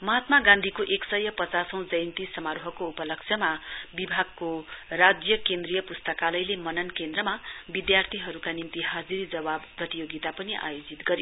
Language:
Nepali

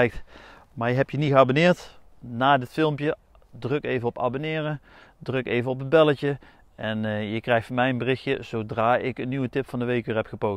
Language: Dutch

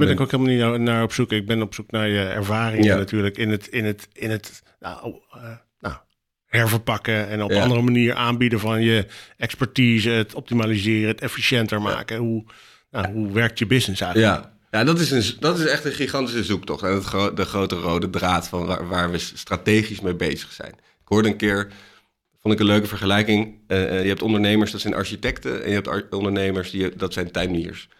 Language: Dutch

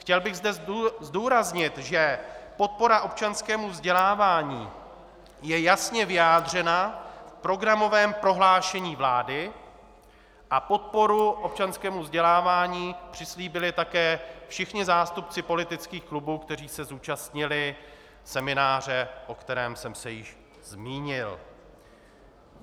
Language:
Czech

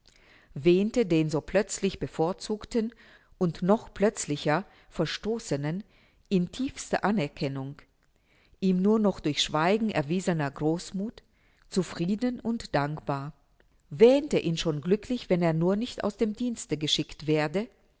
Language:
German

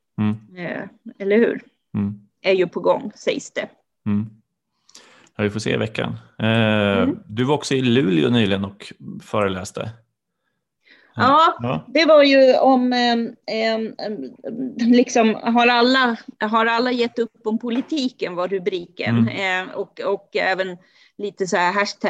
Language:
Swedish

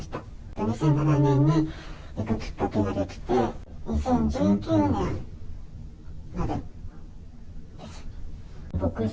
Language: Japanese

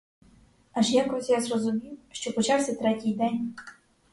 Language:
Ukrainian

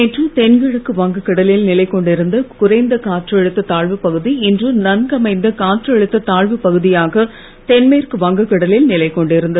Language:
Tamil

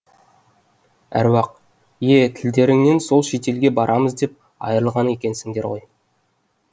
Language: Kazakh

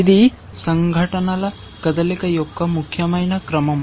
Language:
Telugu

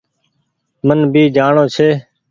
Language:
Goaria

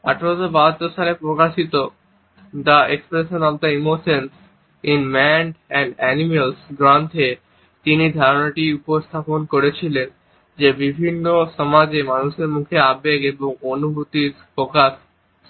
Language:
Bangla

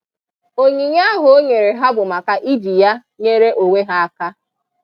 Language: Igbo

